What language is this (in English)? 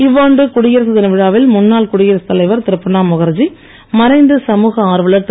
Tamil